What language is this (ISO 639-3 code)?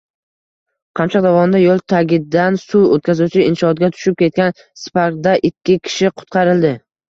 uzb